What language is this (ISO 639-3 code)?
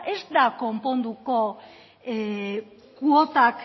eus